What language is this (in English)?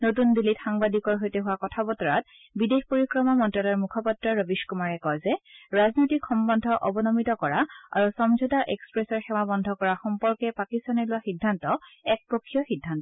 Assamese